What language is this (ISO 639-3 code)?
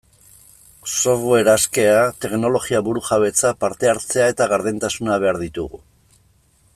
eus